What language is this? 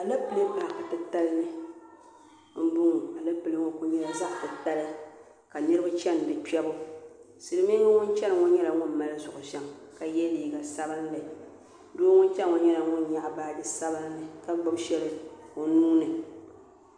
Dagbani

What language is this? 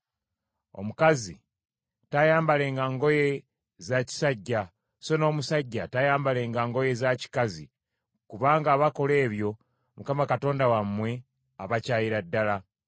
Ganda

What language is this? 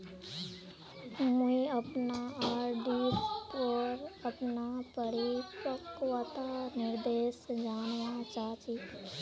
Magahi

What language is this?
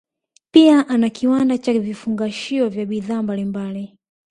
Swahili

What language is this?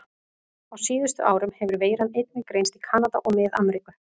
Icelandic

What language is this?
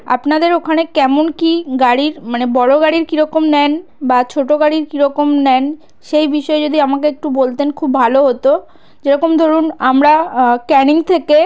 Bangla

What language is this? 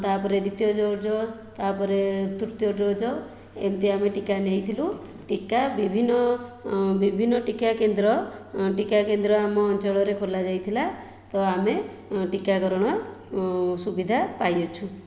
Odia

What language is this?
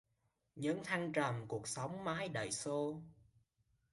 Vietnamese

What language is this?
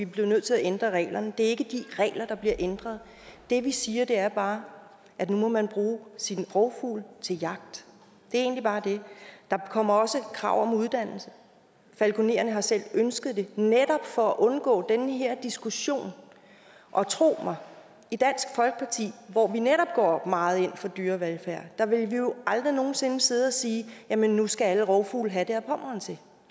Danish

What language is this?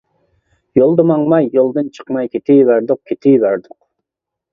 Uyghur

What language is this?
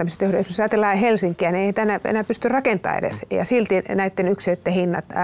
Finnish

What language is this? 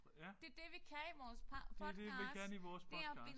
Danish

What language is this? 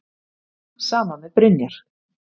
Icelandic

